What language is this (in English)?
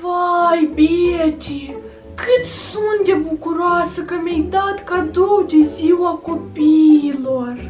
Romanian